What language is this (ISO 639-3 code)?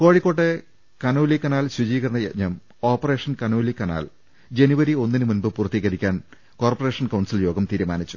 mal